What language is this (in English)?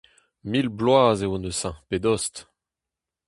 Breton